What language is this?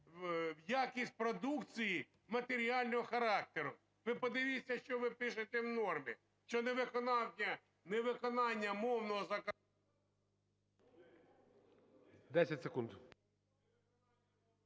Ukrainian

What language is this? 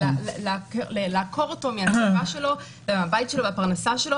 Hebrew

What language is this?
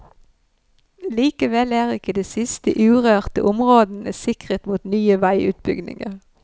Norwegian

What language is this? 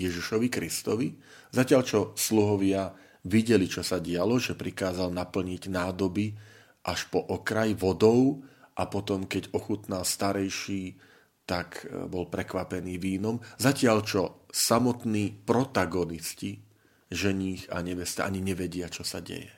Slovak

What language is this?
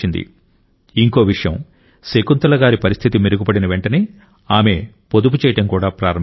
Telugu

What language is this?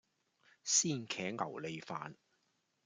Cantonese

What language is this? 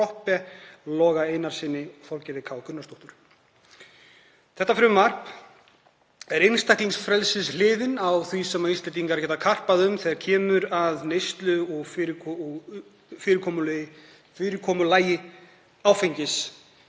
Icelandic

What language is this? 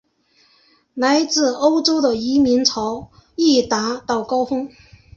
Chinese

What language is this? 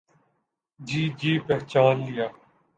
Urdu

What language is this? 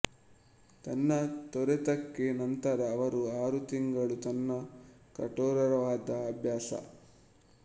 Kannada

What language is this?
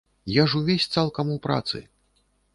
Belarusian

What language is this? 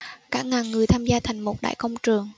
Vietnamese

